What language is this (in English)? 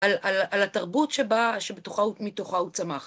Hebrew